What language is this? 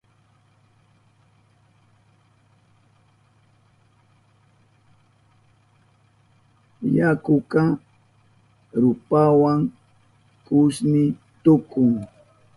Southern Pastaza Quechua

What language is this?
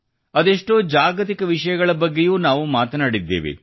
Kannada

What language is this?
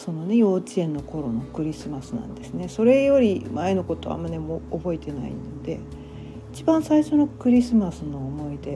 Japanese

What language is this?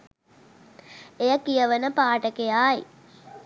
Sinhala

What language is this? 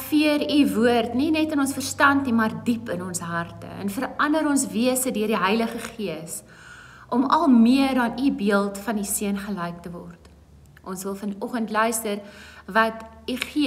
Dutch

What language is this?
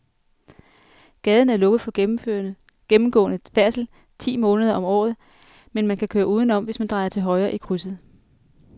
Danish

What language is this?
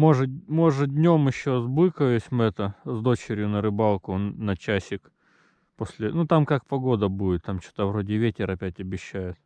Russian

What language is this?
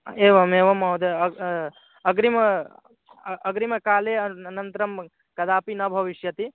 Sanskrit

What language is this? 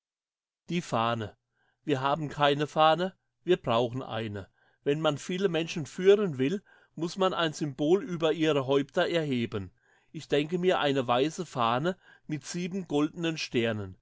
German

